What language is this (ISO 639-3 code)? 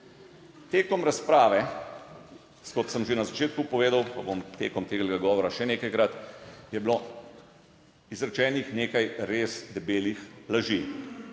slv